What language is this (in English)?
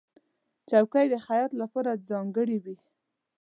Pashto